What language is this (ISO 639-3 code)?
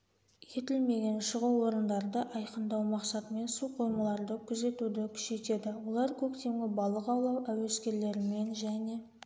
kaz